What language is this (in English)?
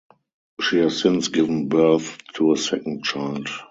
English